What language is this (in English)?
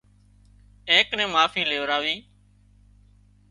Wadiyara Koli